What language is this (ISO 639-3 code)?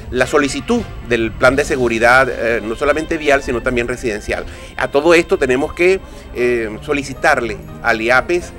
spa